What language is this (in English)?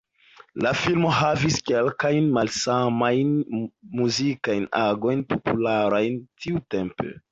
Esperanto